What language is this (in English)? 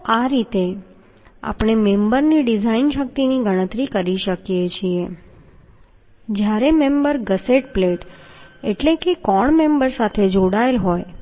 Gujarati